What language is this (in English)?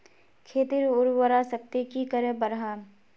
Magahi